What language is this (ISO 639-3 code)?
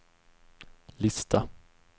swe